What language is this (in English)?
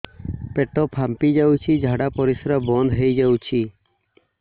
Odia